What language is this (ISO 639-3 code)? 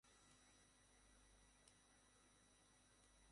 ben